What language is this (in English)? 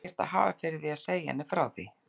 Icelandic